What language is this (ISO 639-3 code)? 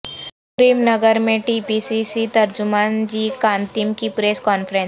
urd